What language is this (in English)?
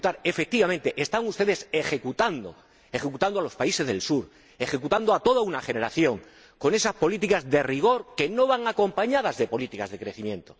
Spanish